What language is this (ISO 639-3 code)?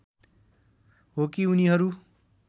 nep